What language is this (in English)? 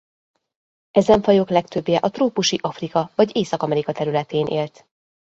Hungarian